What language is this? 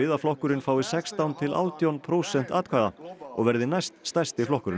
Icelandic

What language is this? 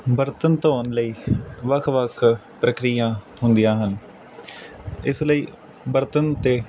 Punjabi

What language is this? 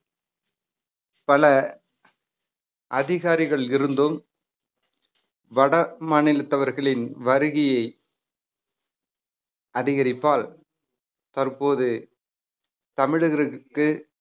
Tamil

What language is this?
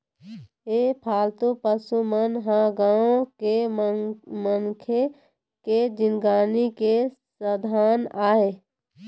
Chhattisgarhi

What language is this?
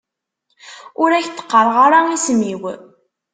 Kabyle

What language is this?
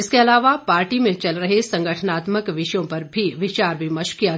Hindi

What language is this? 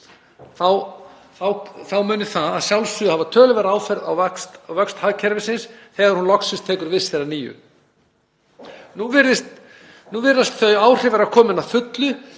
Icelandic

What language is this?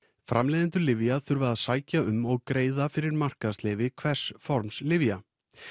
Icelandic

